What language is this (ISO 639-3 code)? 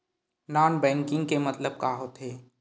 hne